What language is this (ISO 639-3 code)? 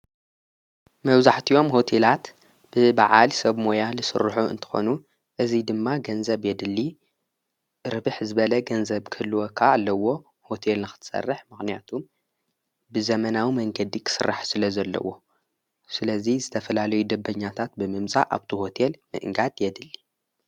tir